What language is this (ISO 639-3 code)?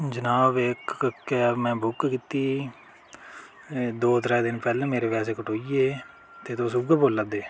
doi